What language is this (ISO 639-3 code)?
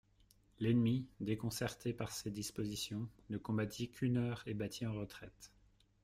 fra